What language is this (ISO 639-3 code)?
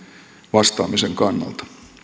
fin